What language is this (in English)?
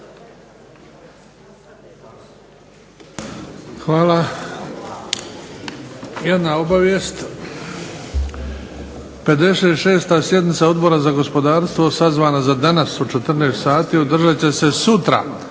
Croatian